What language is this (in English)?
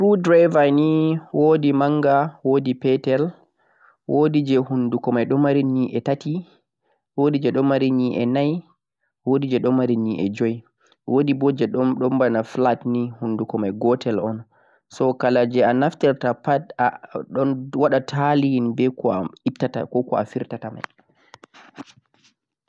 Central-Eastern Niger Fulfulde